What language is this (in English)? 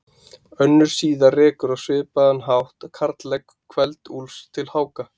Icelandic